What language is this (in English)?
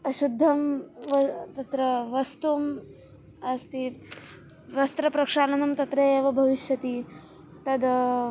Sanskrit